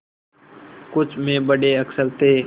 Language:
Hindi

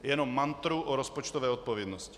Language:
Czech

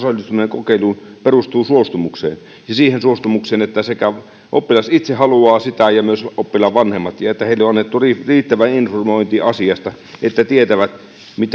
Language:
Finnish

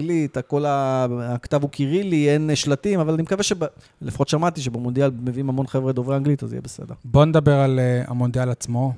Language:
Hebrew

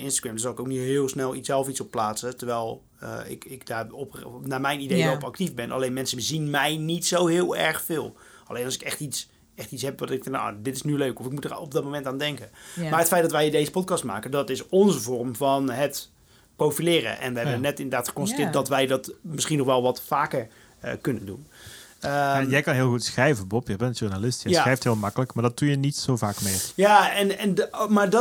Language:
Dutch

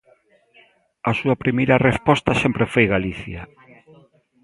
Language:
Galician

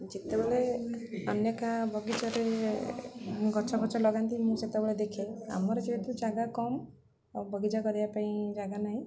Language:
Odia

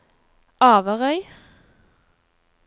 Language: Norwegian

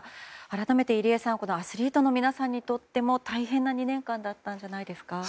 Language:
Japanese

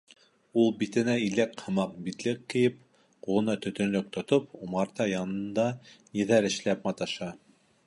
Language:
Bashkir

